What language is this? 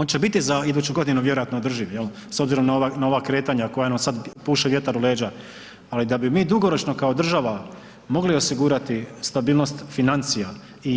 Croatian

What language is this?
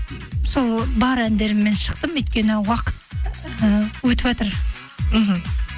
Kazakh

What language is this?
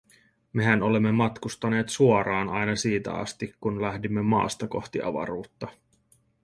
Finnish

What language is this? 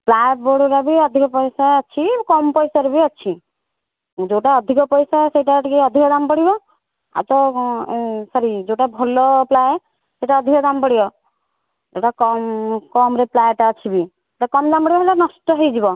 Odia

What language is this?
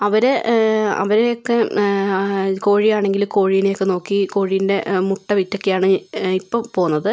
Malayalam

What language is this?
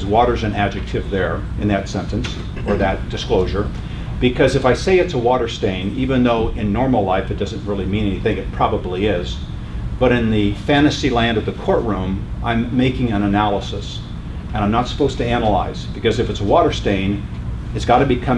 English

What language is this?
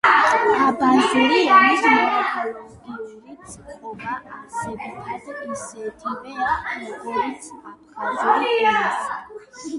Georgian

